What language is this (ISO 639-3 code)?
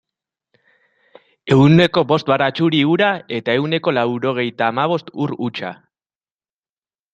eus